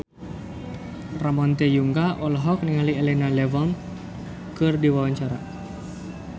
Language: Sundanese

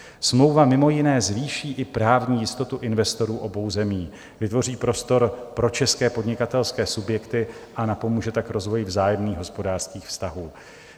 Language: Czech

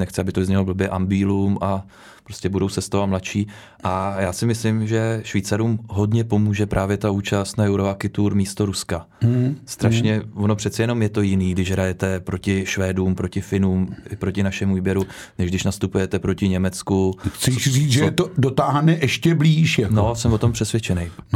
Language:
Czech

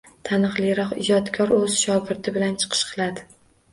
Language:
Uzbek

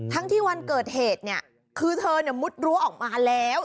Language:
Thai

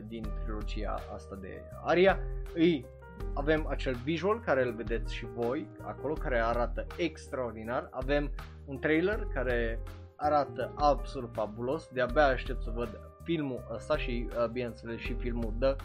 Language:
Romanian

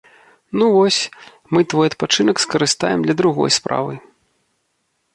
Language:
Belarusian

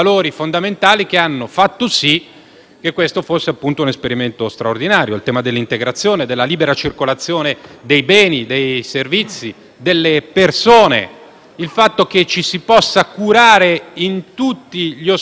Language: Italian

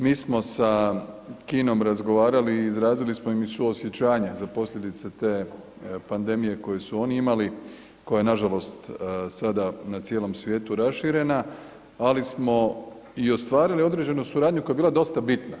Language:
Croatian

